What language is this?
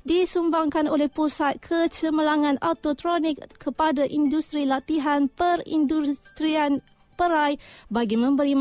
Malay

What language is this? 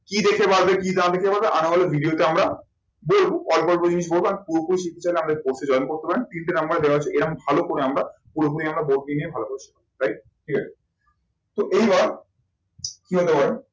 Bangla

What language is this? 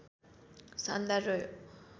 Nepali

